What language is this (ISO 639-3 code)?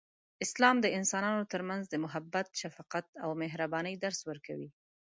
pus